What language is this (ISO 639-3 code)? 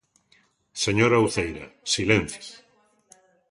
glg